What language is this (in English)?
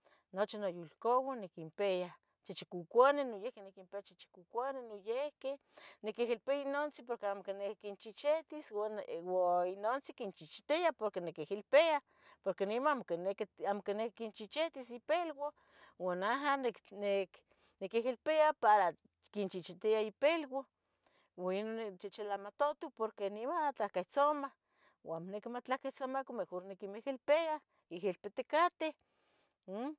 Tetelcingo Nahuatl